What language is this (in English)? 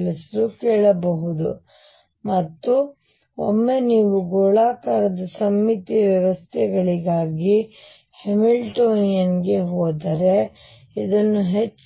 Kannada